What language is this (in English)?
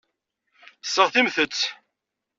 Kabyle